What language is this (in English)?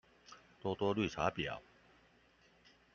Chinese